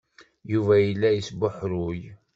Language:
Kabyle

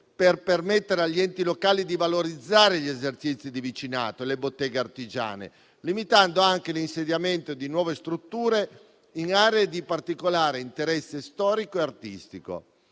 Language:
Italian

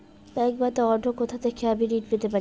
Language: Bangla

